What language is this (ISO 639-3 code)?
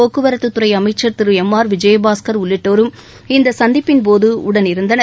tam